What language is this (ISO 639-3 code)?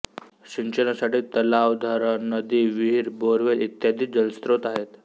mar